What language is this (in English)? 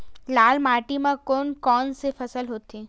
Chhattisgarhi